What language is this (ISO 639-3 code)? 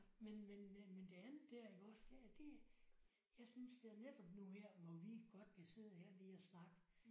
dan